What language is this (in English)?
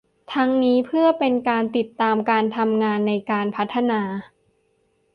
Thai